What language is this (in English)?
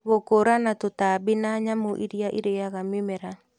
Kikuyu